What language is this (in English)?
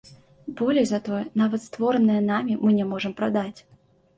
Belarusian